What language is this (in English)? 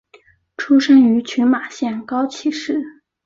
Chinese